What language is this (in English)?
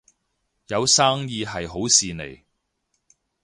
Cantonese